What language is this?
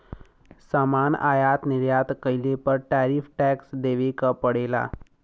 Bhojpuri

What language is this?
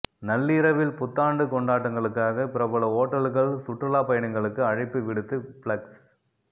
Tamil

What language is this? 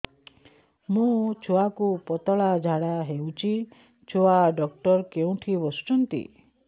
Odia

